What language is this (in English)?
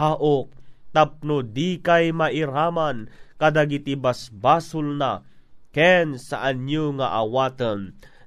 Filipino